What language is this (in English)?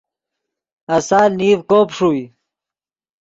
Yidgha